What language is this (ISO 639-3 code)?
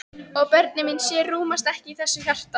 isl